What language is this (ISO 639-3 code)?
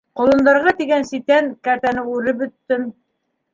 bak